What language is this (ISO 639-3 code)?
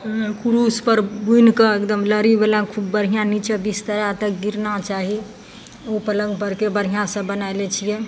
mai